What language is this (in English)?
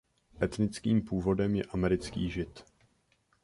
Czech